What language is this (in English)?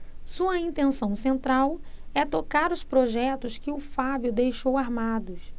Portuguese